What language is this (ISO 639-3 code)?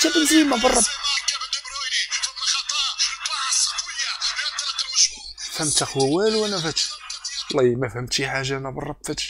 ara